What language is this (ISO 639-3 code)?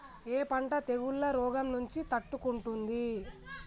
tel